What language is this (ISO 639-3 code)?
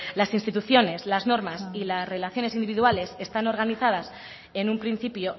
spa